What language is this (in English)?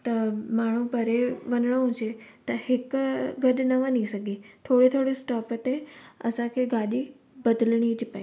Sindhi